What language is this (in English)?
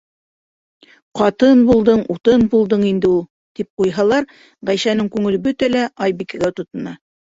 Bashkir